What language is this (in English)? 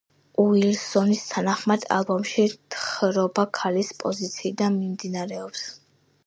Georgian